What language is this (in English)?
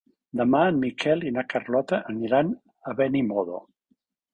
Catalan